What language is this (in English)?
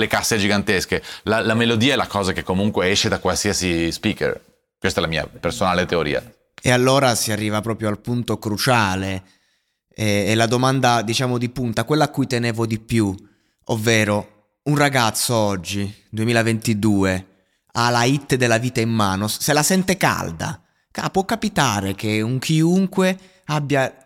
Italian